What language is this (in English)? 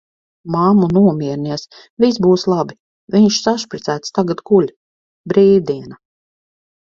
Latvian